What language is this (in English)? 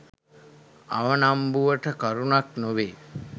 Sinhala